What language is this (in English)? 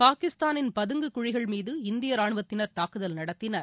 Tamil